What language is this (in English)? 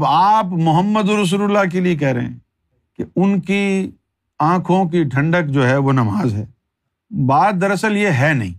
Urdu